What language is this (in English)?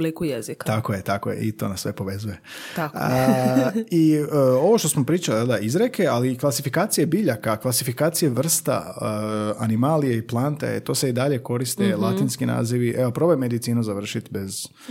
Croatian